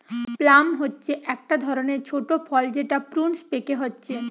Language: Bangla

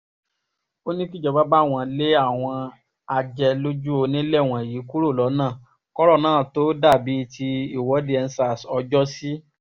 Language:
Yoruba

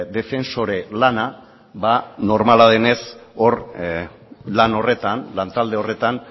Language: Basque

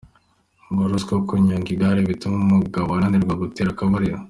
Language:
Kinyarwanda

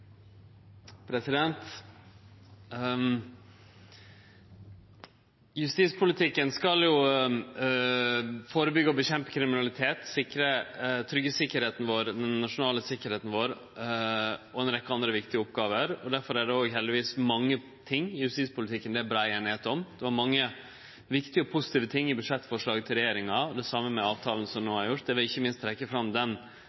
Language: Norwegian Nynorsk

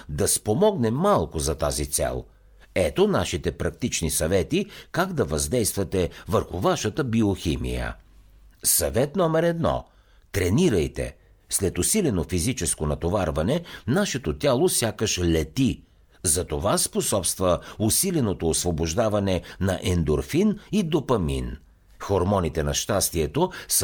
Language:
Bulgarian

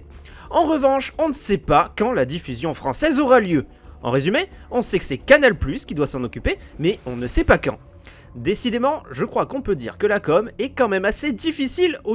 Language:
French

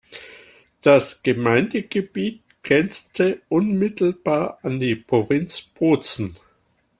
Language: German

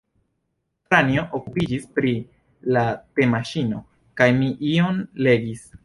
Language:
Esperanto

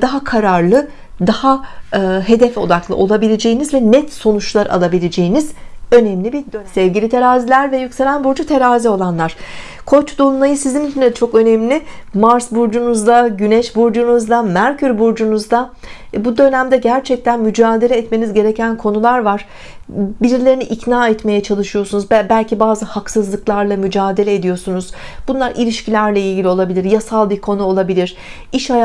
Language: Turkish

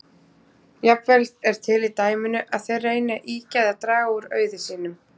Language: Icelandic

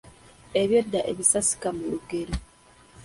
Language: Ganda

